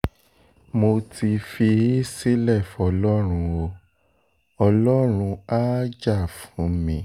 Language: Yoruba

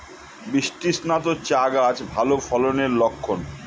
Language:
Bangla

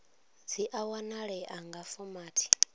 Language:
Venda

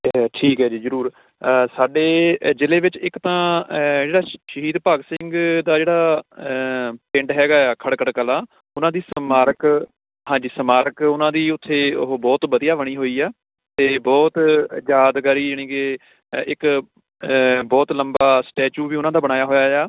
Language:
Punjabi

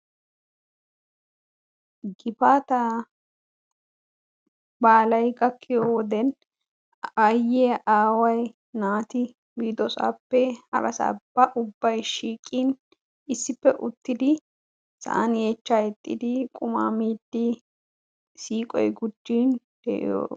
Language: Wolaytta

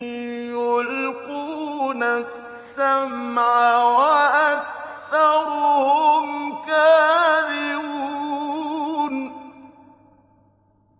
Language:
Arabic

